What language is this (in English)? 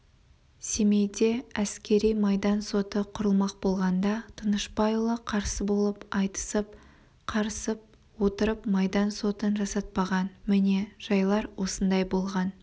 Kazakh